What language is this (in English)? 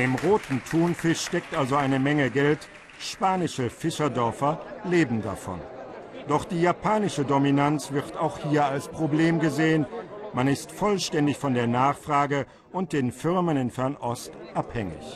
German